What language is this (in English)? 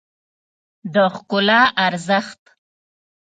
Pashto